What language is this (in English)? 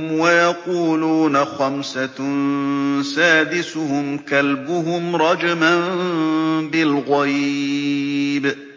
Arabic